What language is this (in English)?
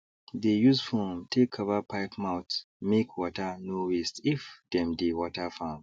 Nigerian Pidgin